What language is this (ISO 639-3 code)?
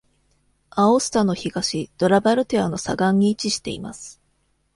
jpn